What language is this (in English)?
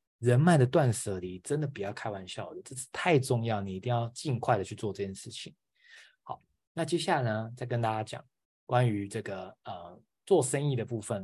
Chinese